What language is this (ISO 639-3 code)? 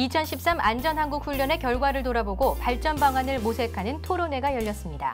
kor